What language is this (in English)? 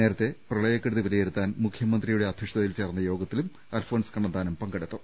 Malayalam